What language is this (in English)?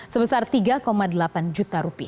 Indonesian